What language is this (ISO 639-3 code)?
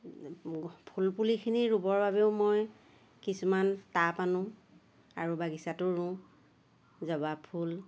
asm